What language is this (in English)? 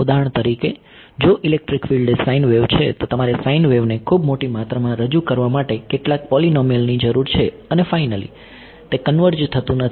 Gujarati